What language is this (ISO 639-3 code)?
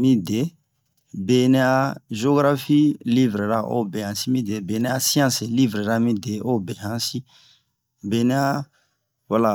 bmq